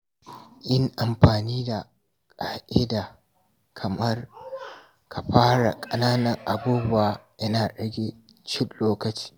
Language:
Hausa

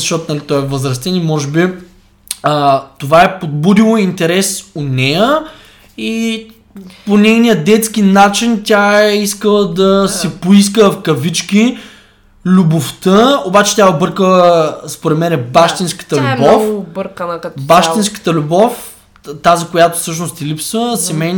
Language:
Bulgarian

